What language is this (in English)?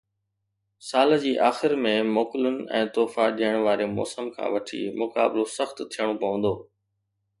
Sindhi